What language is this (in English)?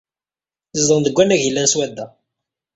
Kabyle